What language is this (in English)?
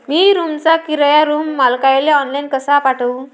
Marathi